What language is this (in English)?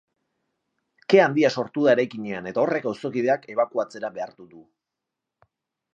Basque